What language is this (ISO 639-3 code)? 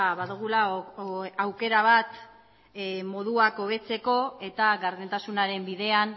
eus